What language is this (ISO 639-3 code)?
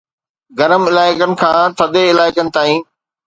snd